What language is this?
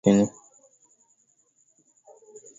Swahili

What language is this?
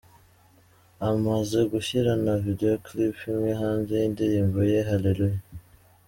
Kinyarwanda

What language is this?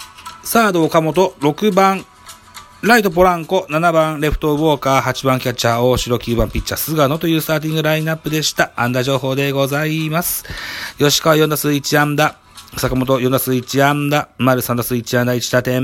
Japanese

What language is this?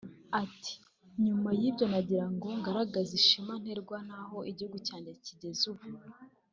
Kinyarwanda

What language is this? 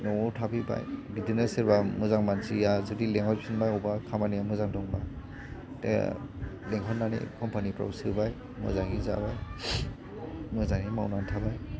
Bodo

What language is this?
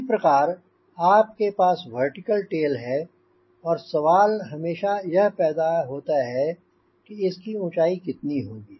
Hindi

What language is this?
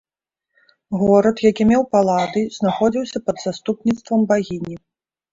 Belarusian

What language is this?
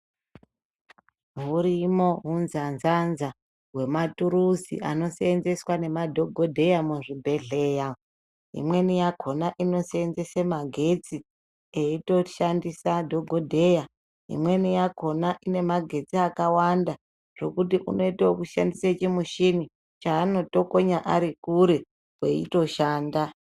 Ndau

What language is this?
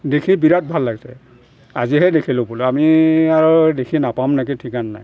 Assamese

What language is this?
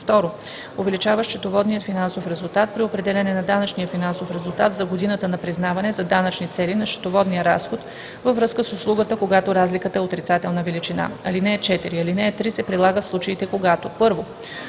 Bulgarian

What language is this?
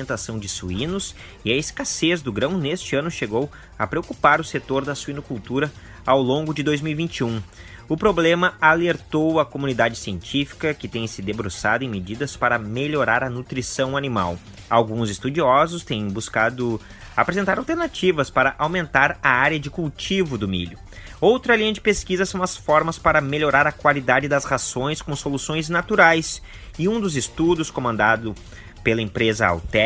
Portuguese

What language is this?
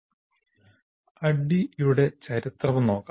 Malayalam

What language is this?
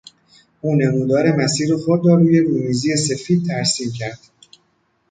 Persian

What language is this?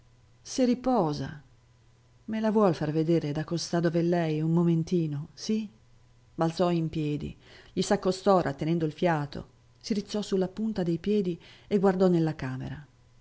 Italian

